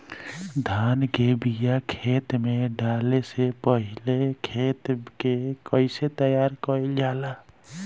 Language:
Bhojpuri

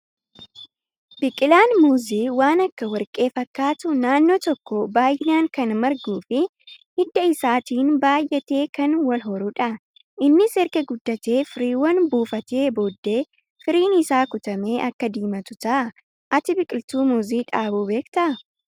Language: Oromo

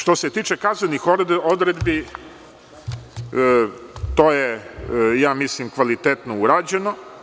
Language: Serbian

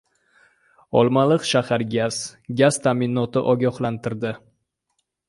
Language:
Uzbek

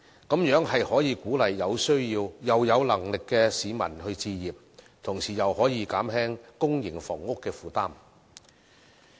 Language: Cantonese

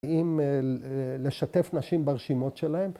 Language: Hebrew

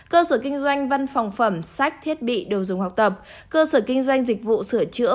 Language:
Vietnamese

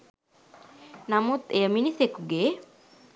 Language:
Sinhala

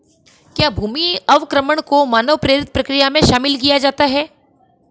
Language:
Hindi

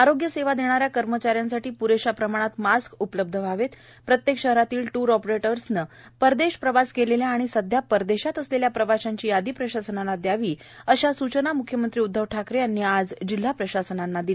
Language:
Marathi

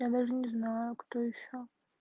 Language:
Russian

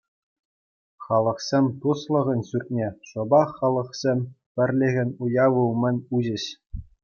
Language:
Chuvash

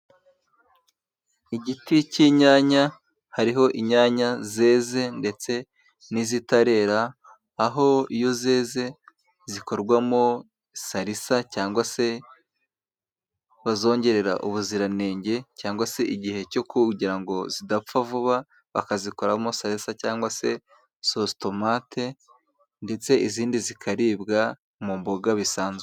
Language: Kinyarwanda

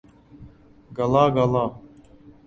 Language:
Central Kurdish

